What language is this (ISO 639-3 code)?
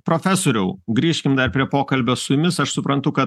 lit